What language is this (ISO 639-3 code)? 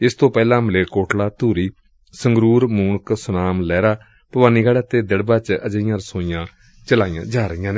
pan